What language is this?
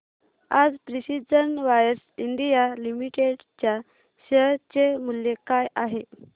Marathi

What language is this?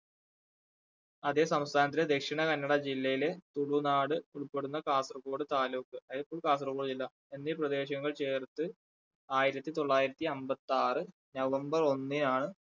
Malayalam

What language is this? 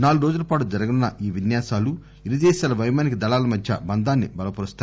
Telugu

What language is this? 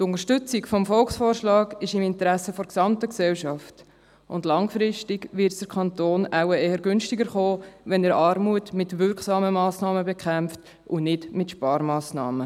Swiss German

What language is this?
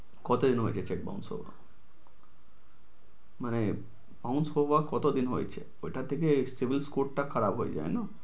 Bangla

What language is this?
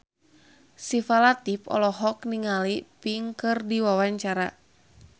Sundanese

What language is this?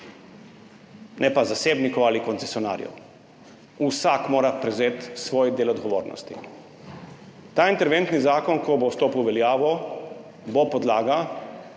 Slovenian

